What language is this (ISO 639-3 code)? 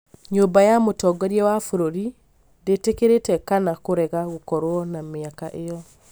kik